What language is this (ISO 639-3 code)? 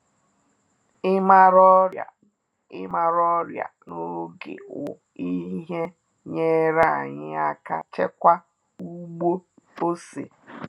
ibo